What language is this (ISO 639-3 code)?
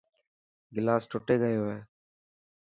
mki